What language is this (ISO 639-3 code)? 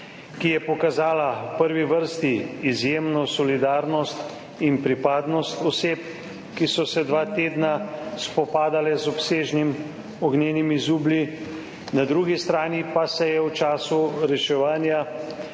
slv